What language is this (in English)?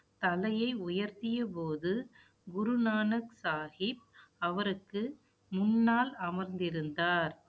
Tamil